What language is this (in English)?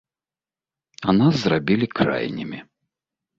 Belarusian